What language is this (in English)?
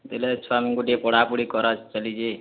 Odia